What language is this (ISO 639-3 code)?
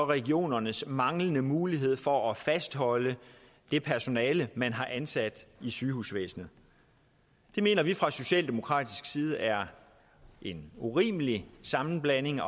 dan